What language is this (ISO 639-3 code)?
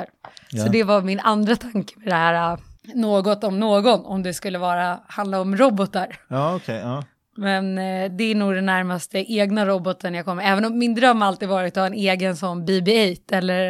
swe